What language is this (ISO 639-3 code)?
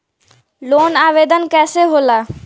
bho